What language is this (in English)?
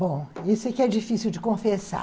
Portuguese